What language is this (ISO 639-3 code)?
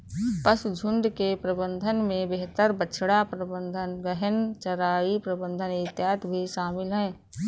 hin